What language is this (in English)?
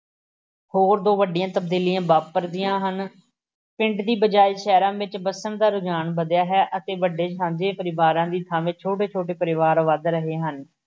Punjabi